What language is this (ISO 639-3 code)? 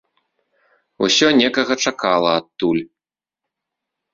bel